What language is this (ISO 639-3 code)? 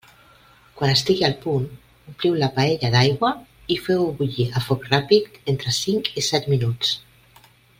cat